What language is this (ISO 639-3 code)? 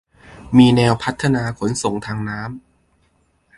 tha